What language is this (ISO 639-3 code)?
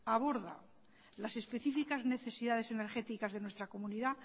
spa